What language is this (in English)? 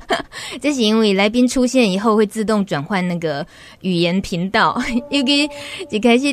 Chinese